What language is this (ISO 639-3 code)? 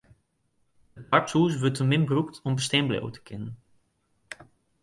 fry